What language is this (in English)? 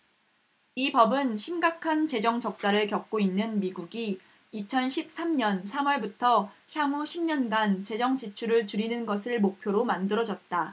Korean